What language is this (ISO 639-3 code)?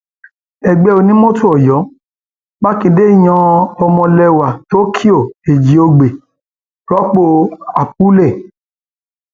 yor